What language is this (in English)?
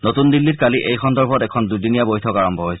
Assamese